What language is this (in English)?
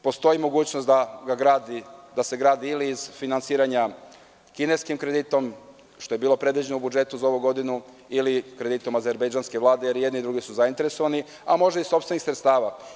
Serbian